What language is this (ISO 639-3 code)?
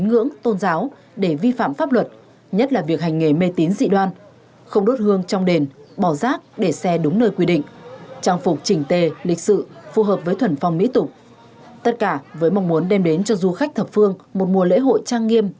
vie